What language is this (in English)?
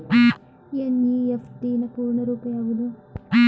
Kannada